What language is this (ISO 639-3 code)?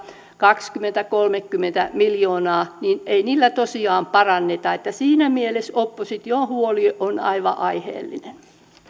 fin